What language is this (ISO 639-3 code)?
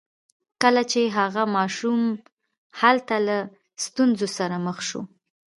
pus